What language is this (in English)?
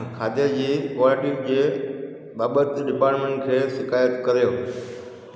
Sindhi